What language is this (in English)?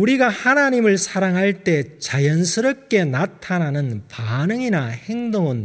Korean